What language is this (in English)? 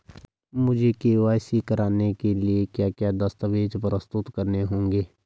Hindi